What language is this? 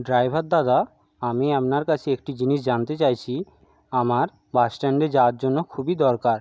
Bangla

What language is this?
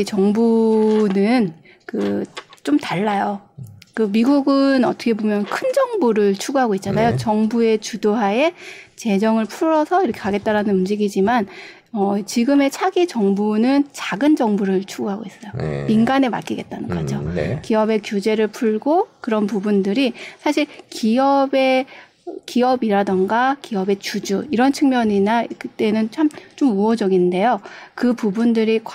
Korean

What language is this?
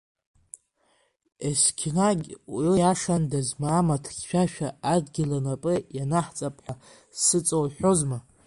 Abkhazian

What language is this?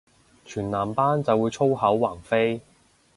Cantonese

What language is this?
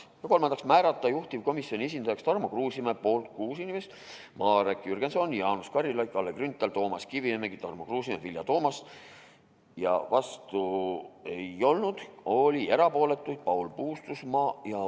Estonian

